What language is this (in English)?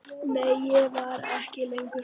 Icelandic